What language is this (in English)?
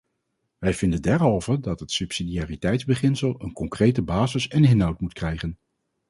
Dutch